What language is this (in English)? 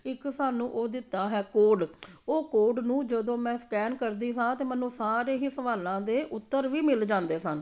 Punjabi